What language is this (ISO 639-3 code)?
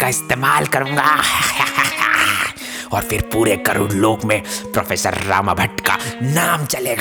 hin